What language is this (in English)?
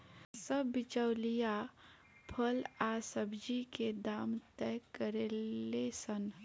Bhojpuri